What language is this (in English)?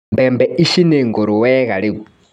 Kikuyu